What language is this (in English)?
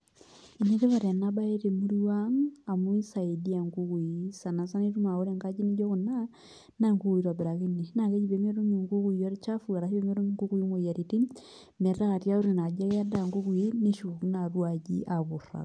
Masai